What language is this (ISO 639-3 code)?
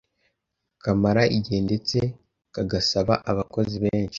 kin